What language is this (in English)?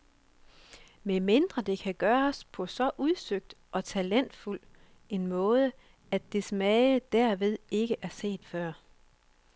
Danish